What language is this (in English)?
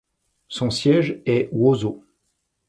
French